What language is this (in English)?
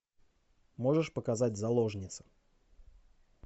Russian